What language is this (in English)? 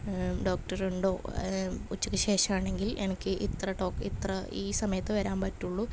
Malayalam